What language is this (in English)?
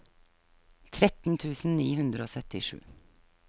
Norwegian